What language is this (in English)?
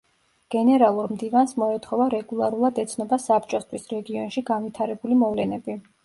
Georgian